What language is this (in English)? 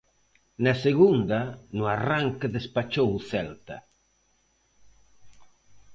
Galician